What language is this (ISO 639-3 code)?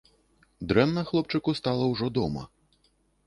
bel